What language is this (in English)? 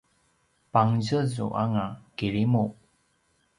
Paiwan